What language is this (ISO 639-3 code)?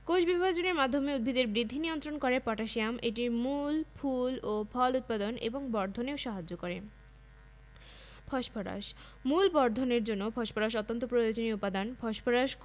ben